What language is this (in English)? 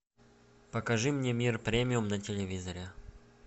Russian